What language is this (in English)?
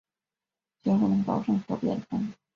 Chinese